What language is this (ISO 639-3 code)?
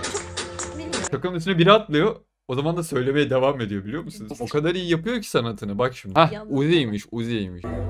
tur